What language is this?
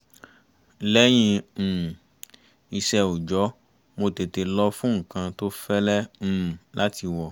Yoruba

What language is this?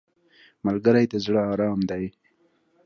Pashto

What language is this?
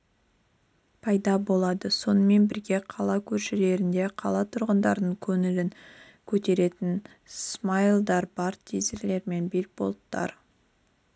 Kazakh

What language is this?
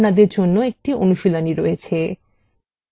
Bangla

